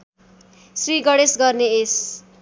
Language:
Nepali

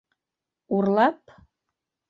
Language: Bashkir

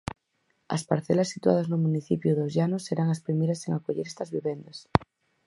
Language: Galician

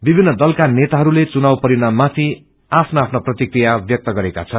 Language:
Nepali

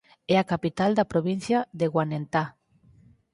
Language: Galician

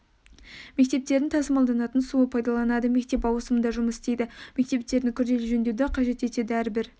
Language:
Kazakh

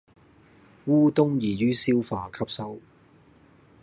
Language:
Cantonese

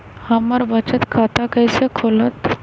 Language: Magahi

